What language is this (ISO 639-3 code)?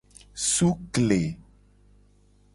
gej